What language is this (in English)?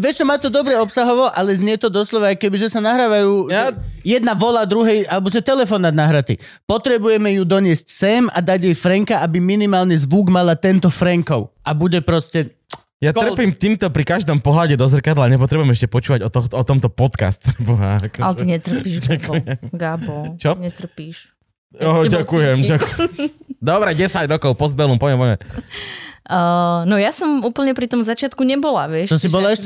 Slovak